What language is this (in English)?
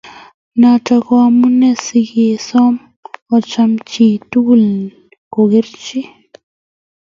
Kalenjin